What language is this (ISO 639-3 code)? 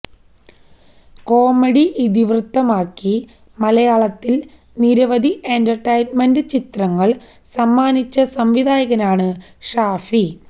mal